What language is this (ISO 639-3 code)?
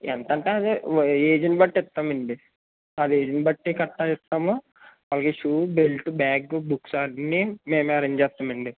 tel